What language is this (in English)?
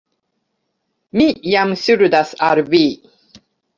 Esperanto